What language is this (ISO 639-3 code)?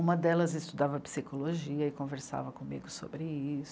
por